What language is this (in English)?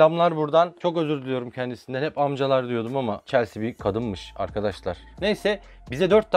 Turkish